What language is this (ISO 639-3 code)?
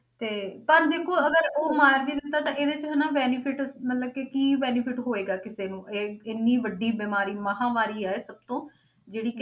pan